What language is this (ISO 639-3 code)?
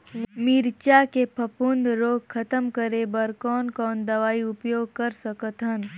hne